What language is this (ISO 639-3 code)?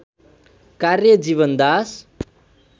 nep